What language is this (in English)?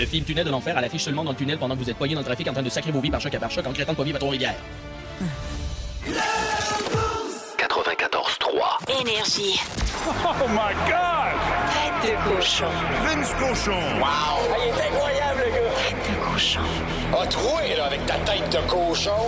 French